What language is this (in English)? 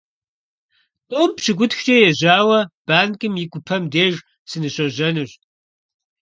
Kabardian